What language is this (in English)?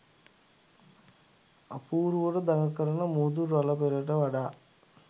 Sinhala